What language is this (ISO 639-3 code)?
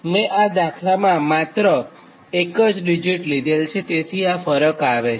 guj